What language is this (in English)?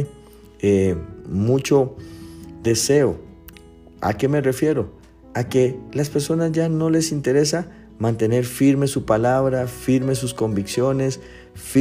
Spanish